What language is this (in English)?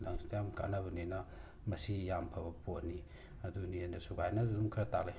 Manipuri